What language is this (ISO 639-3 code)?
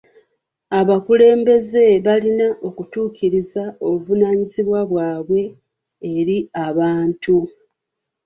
lug